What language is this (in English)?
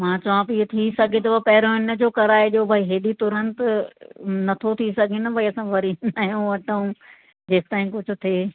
Sindhi